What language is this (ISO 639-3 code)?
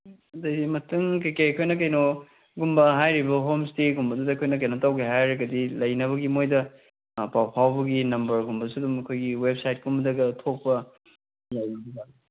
mni